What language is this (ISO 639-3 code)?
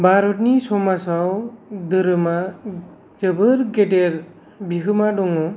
brx